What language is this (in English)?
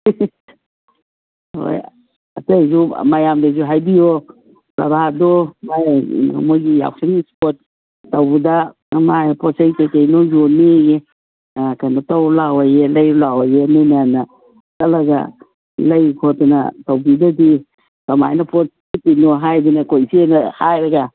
Manipuri